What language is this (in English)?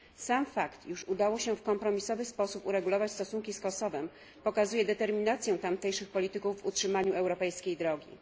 Polish